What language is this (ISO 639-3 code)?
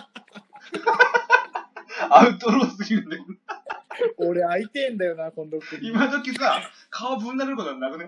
jpn